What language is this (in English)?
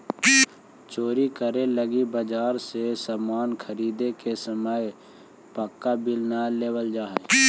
Magahi